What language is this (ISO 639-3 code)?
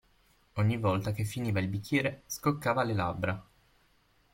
ita